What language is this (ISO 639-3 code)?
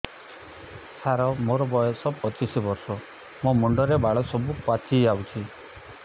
ori